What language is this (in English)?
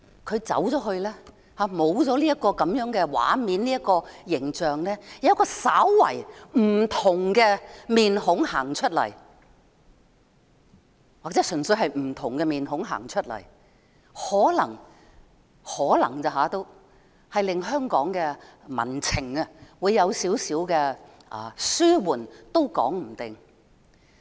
Cantonese